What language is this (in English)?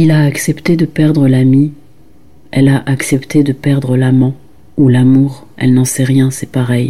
French